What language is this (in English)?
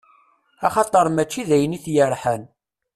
Kabyle